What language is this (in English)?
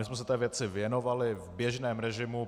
Czech